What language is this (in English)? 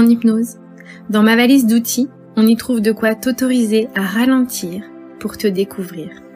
French